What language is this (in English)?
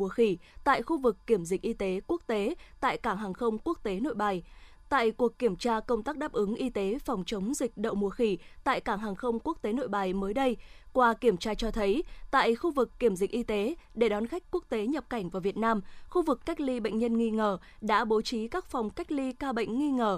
Vietnamese